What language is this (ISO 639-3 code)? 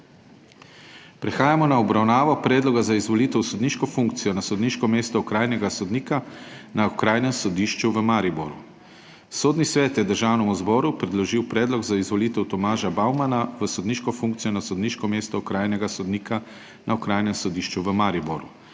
slv